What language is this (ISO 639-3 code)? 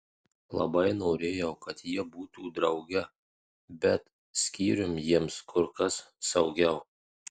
lit